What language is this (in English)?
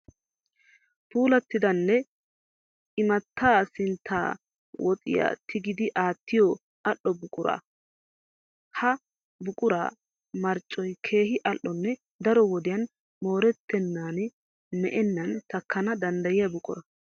Wolaytta